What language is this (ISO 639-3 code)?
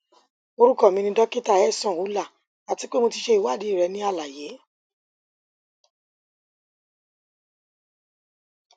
yor